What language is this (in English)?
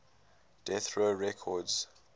English